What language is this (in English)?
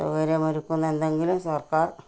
Malayalam